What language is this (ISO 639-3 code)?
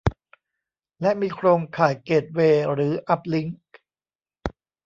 tha